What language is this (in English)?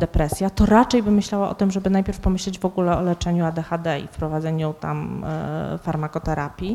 Polish